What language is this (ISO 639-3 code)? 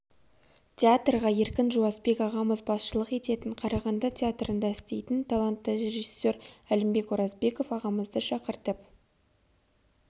kaz